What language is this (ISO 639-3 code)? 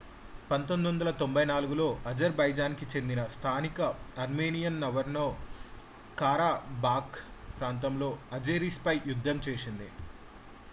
tel